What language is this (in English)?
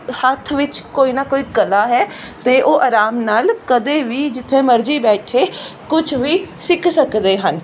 Punjabi